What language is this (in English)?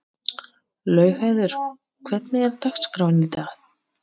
Icelandic